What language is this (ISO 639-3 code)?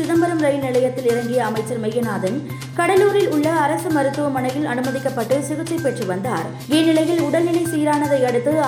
tam